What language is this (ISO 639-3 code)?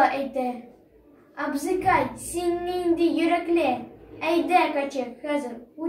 tur